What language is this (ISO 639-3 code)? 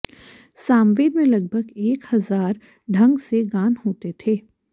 san